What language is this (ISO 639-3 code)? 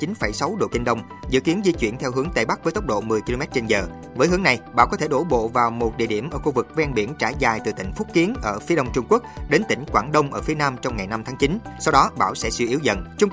vie